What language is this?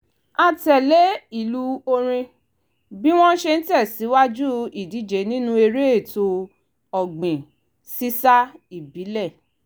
Yoruba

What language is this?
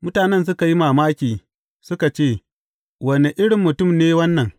Hausa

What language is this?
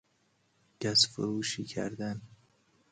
Persian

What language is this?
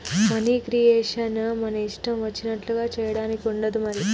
Telugu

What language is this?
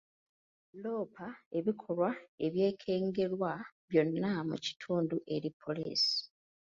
Ganda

